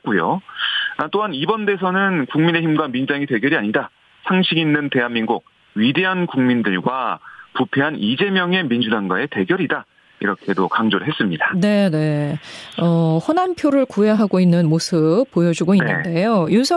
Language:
Korean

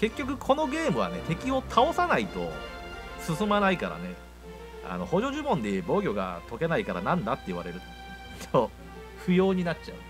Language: Japanese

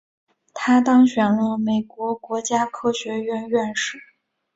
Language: Chinese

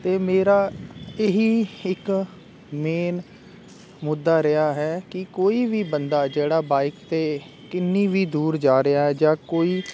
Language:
Punjabi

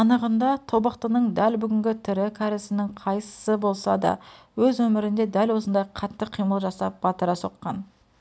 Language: Kazakh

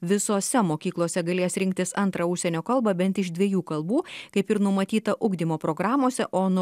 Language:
Lithuanian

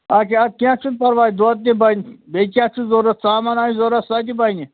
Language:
Kashmiri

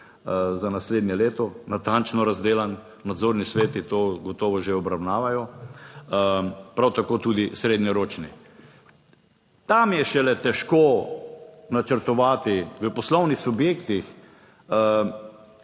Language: Slovenian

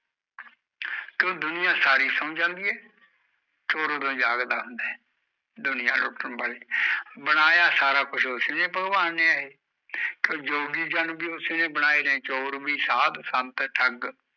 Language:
Punjabi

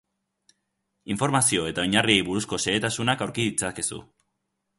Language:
Basque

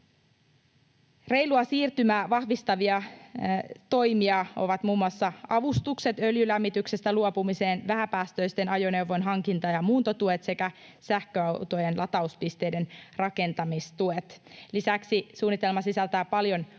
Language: Finnish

